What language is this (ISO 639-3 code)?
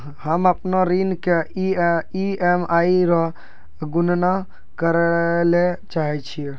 mai